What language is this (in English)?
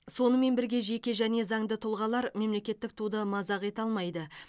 Kazakh